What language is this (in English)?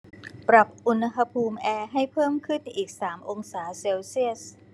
Thai